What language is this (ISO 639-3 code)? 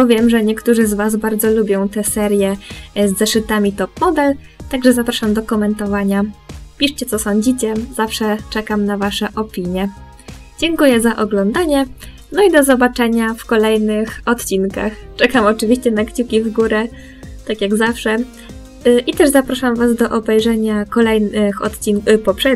pol